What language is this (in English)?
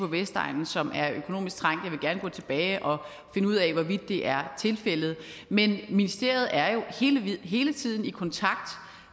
Danish